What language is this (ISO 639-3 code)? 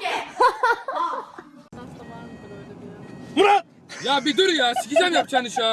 tur